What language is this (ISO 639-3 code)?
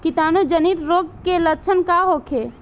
bho